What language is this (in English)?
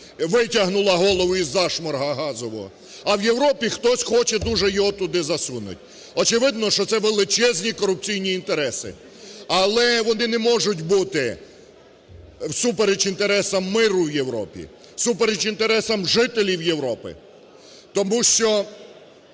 Ukrainian